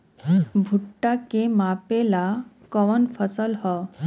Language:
Bhojpuri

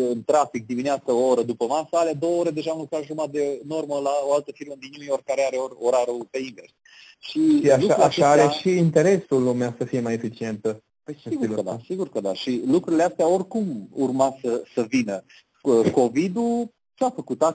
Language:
Romanian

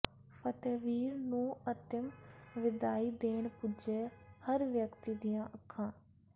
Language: Punjabi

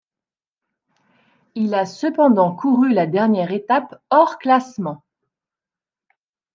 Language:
French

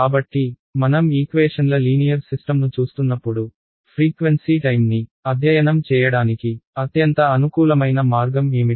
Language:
Telugu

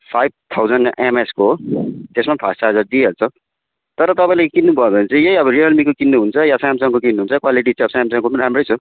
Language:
Nepali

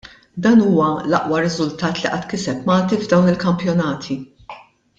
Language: Maltese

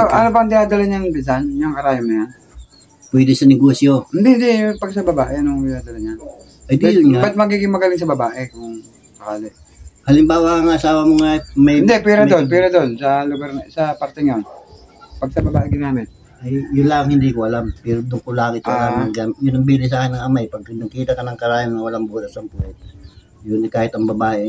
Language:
Filipino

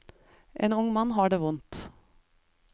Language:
Norwegian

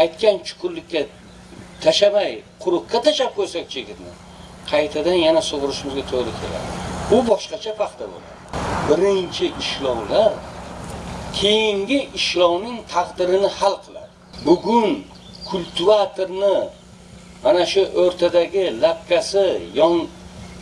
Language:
Turkish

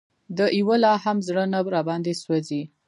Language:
Pashto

